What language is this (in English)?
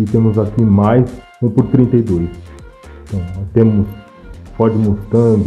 Portuguese